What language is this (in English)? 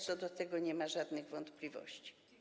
Polish